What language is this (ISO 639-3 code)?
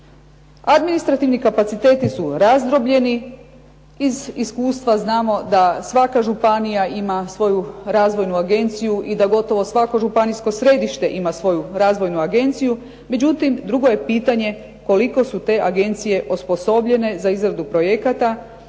hrv